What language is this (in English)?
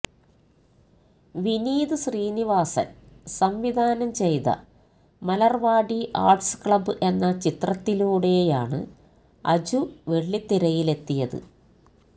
Malayalam